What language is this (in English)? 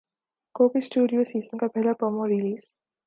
Urdu